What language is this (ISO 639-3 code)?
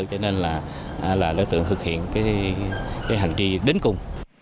vie